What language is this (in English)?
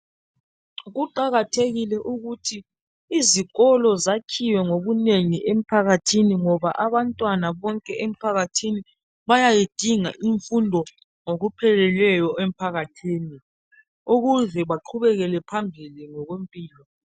North Ndebele